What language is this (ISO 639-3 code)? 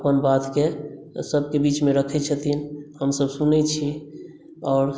mai